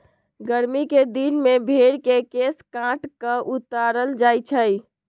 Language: Magahi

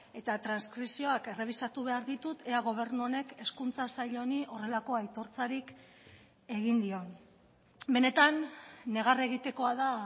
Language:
Basque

